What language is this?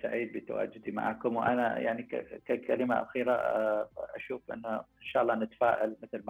Arabic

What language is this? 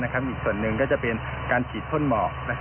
Thai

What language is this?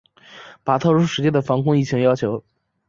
Chinese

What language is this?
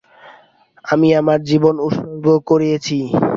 Bangla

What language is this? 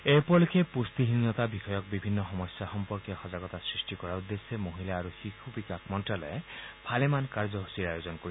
Assamese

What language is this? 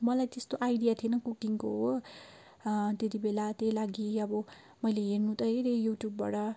Nepali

